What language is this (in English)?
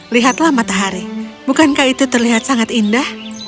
Indonesian